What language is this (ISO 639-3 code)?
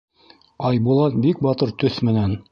bak